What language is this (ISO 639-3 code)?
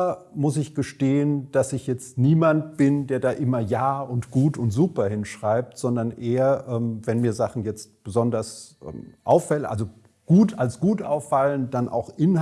deu